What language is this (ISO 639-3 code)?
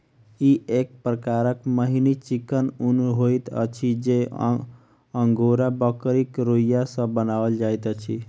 mai